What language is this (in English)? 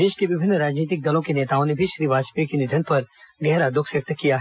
Hindi